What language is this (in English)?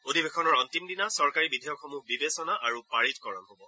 Assamese